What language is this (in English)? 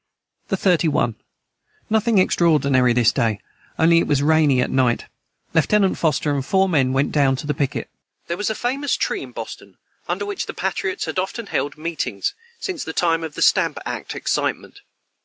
English